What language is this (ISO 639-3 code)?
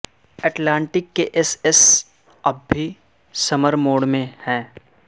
urd